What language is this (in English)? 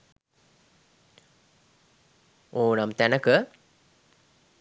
Sinhala